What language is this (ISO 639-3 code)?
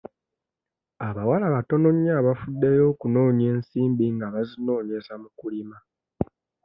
lug